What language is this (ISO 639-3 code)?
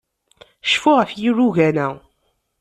kab